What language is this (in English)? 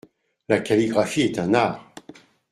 French